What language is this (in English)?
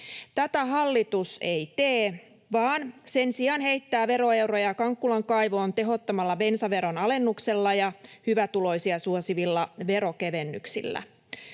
Finnish